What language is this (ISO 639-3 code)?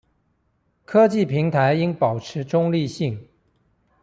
zho